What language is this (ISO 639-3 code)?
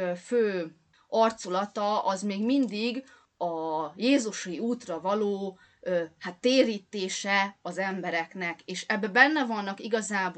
hun